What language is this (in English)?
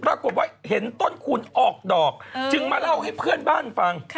Thai